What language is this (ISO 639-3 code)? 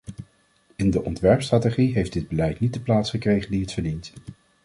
nld